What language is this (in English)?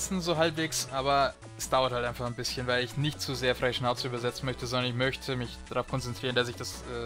German